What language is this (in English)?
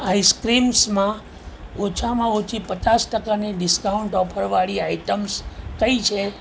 Gujarati